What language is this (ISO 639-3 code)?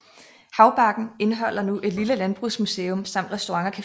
dan